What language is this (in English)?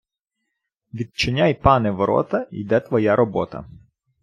Ukrainian